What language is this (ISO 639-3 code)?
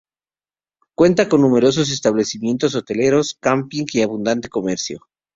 spa